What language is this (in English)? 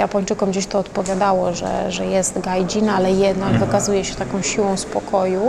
Polish